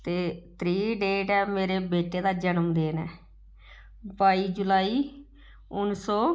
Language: Dogri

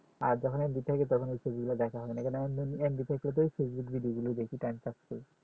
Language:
Bangla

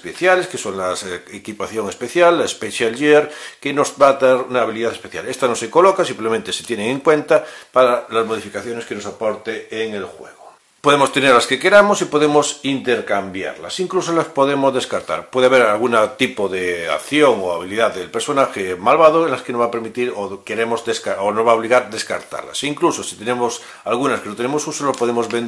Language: Spanish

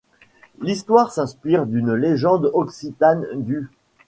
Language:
French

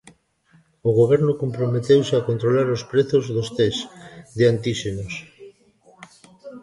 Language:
Galician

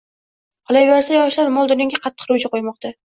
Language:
Uzbek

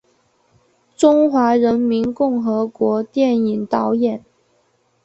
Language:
Chinese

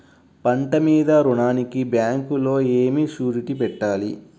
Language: Telugu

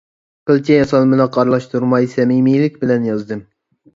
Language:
Uyghur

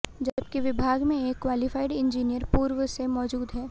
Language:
Hindi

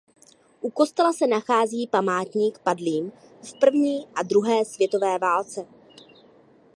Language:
Czech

